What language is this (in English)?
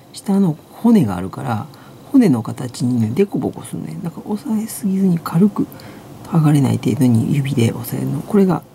Japanese